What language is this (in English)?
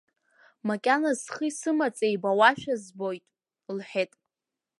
Abkhazian